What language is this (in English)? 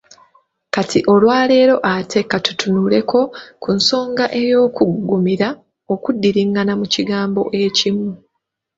Ganda